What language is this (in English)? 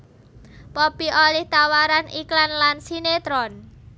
Javanese